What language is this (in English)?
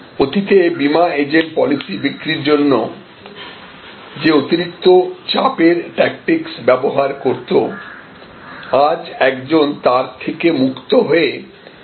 Bangla